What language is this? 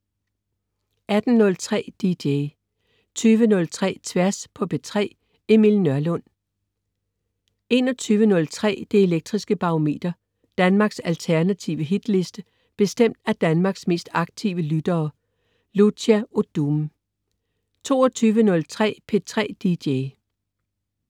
Danish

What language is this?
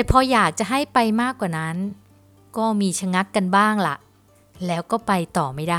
Thai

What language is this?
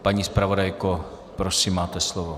Czech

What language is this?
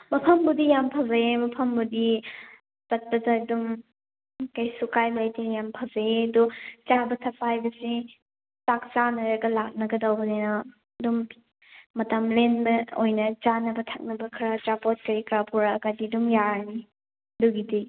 Manipuri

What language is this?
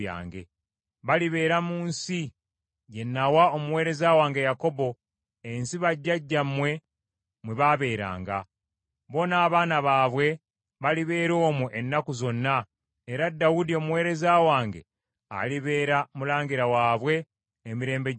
Ganda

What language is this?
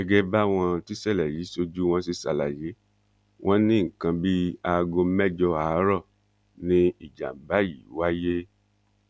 Yoruba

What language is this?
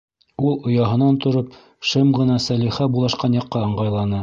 Bashkir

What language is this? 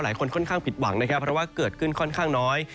Thai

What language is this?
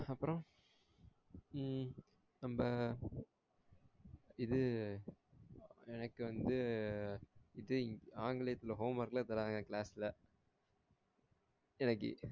Tamil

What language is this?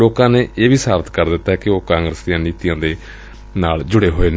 Punjabi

